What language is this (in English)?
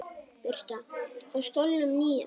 Icelandic